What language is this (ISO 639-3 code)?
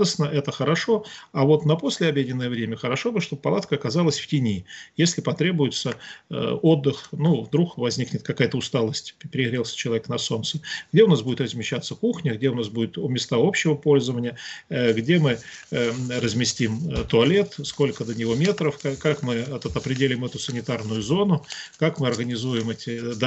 rus